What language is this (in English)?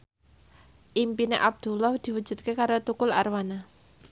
Javanese